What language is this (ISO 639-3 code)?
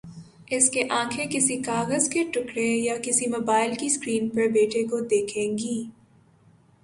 urd